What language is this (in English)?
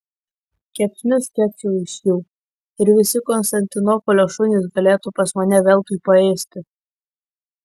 Lithuanian